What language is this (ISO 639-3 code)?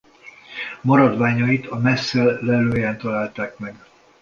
hun